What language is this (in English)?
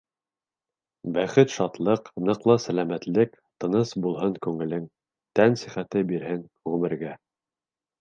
Bashkir